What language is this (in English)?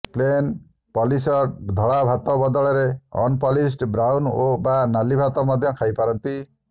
Odia